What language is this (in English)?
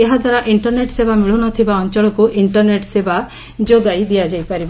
Odia